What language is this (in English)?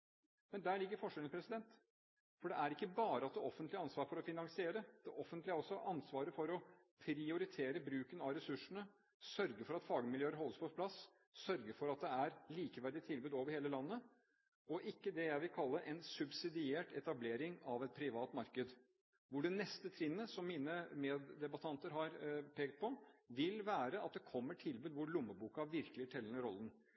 Norwegian Bokmål